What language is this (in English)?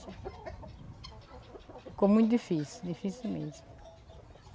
Portuguese